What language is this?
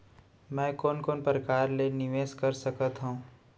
Chhattisgarhi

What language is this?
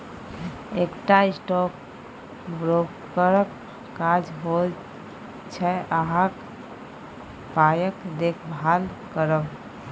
Maithili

